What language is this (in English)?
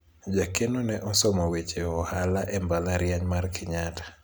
Luo (Kenya and Tanzania)